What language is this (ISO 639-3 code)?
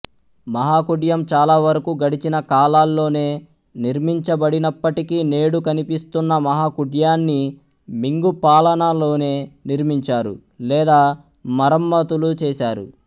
tel